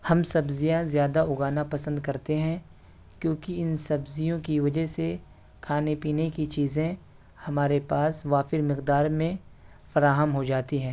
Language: Urdu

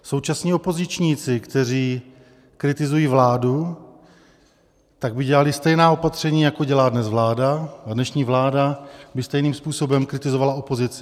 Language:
Czech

